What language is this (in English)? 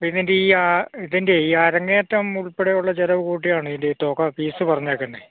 Malayalam